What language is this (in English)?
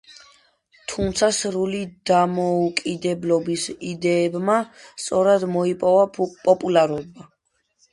Georgian